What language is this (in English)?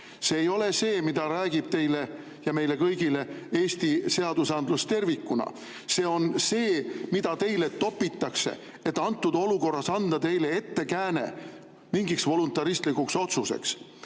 Estonian